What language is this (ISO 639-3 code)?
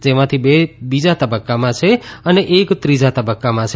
guj